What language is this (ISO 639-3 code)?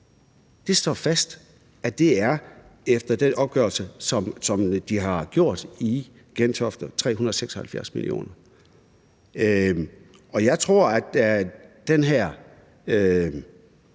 dan